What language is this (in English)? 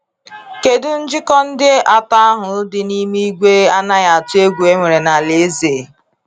Igbo